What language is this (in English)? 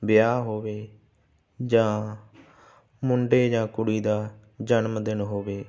Punjabi